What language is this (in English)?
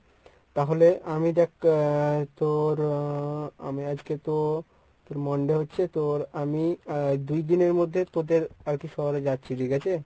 Bangla